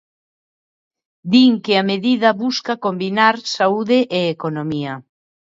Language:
Galician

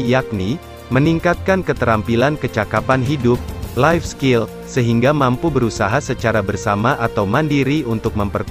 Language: Indonesian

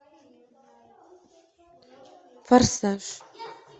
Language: Russian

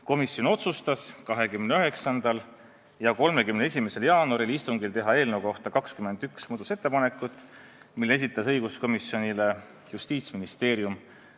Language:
Estonian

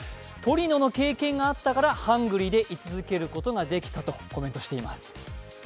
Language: Japanese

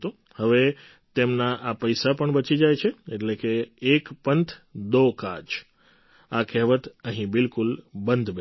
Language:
Gujarati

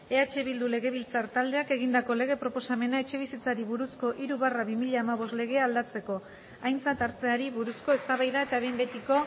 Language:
Basque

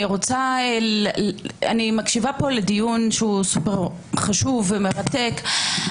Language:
Hebrew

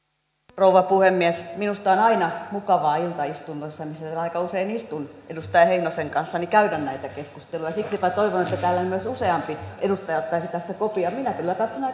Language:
Finnish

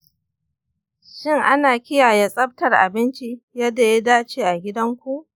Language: Hausa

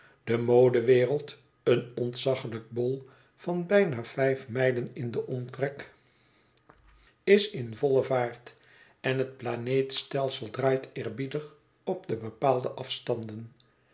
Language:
Dutch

